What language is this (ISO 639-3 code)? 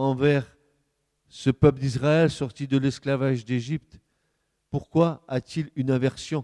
fra